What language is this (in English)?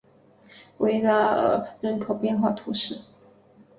Chinese